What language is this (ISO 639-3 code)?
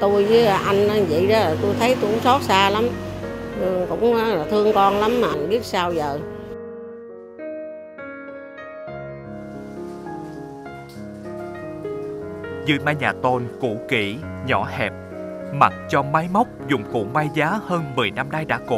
vie